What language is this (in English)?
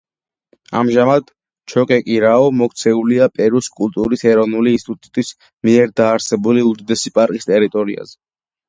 Georgian